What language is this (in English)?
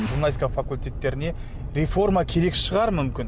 Kazakh